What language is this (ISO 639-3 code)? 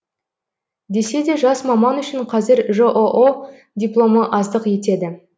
kaz